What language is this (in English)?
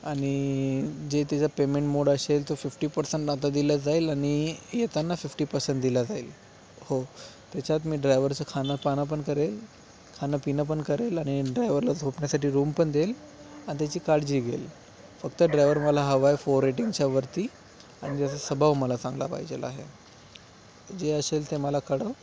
Marathi